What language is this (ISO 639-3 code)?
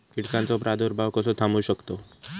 mar